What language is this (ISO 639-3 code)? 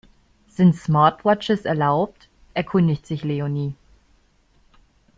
deu